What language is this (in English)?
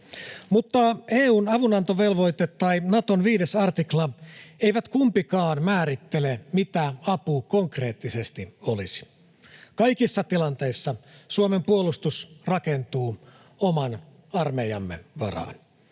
Finnish